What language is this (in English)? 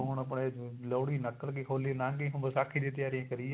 Punjabi